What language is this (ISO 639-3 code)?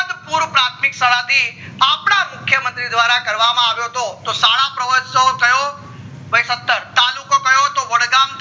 guj